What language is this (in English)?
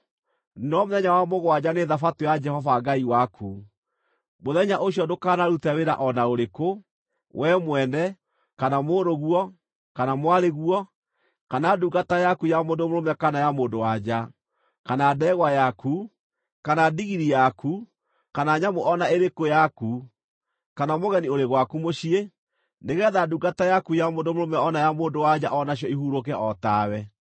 Kikuyu